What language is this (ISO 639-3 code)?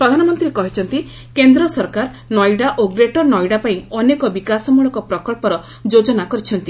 ori